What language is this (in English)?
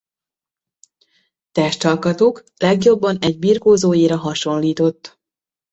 Hungarian